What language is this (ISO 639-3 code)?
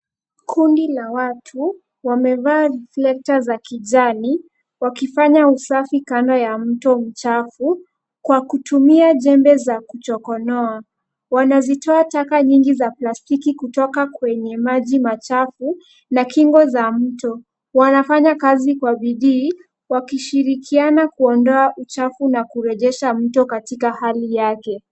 swa